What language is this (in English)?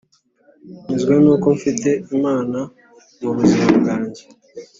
Kinyarwanda